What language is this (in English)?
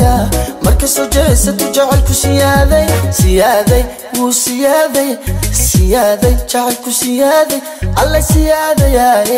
Arabic